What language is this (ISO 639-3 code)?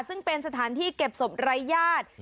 tha